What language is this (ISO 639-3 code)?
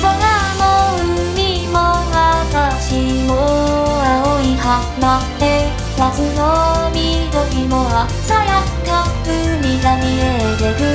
jpn